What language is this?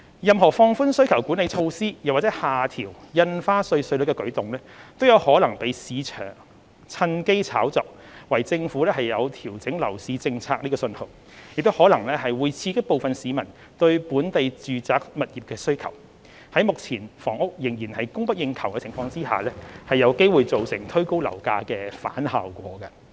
Cantonese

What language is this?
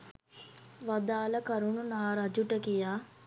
Sinhala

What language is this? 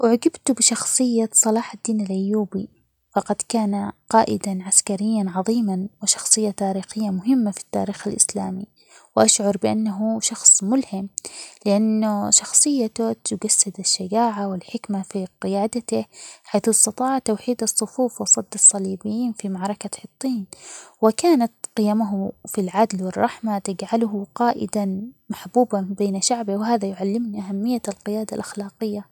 Omani Arabic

